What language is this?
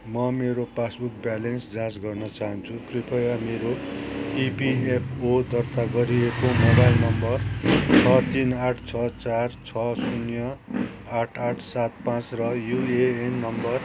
Nepali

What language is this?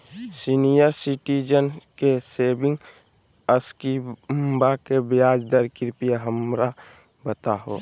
Magahi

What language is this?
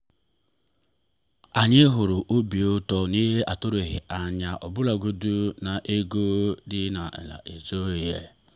Igbo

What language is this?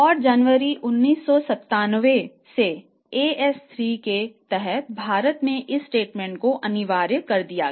Hindi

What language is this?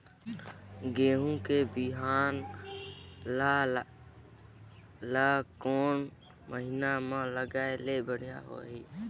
Chhattisgarhi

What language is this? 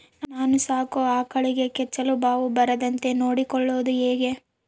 Kannada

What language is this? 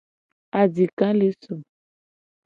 Gen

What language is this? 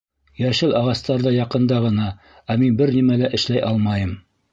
Bashkir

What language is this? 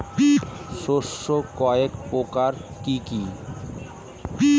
Bangla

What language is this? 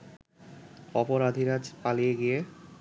Bangla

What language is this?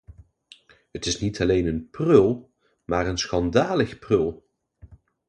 Dutch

